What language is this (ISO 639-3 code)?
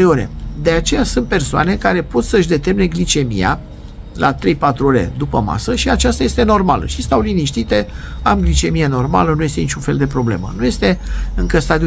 ron